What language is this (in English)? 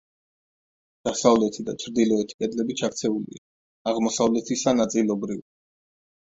Georgian